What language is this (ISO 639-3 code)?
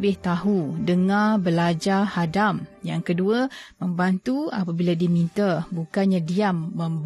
msa